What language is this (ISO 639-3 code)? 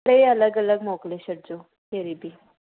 snd